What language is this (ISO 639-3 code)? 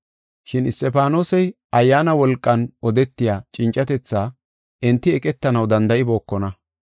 gof